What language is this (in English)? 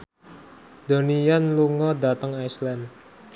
Javanese